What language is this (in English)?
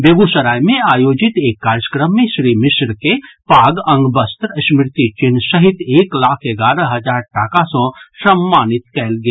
Maithili